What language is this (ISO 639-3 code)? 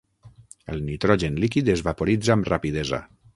cat